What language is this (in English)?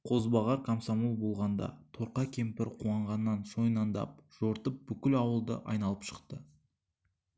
Kazakh